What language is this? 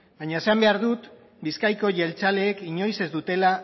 Basque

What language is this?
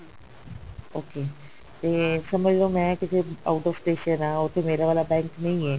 Punjabi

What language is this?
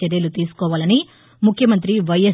Telugu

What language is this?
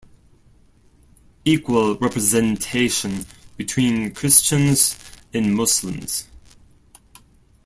English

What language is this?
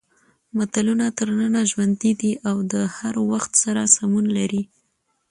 Pashto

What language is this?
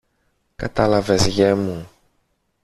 Greek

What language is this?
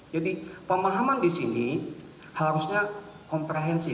Indonesian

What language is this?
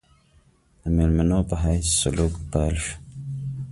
Pashto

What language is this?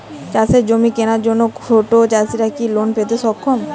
Bangla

